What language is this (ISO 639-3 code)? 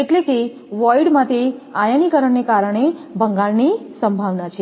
guj